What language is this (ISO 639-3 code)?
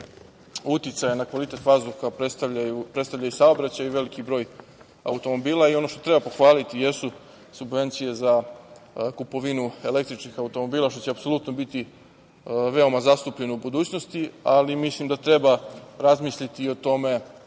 srp